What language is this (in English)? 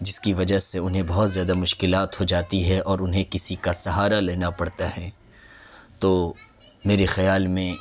Urdu